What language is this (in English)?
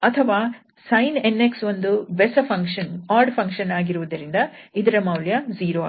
Kannada